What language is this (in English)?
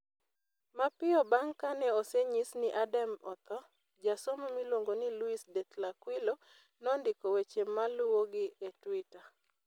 Luo (Kenya and Tanzania)